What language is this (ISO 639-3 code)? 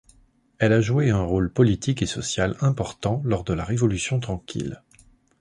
fra